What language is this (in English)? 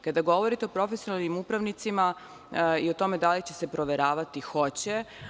Serbian